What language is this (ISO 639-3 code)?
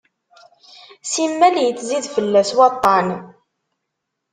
kab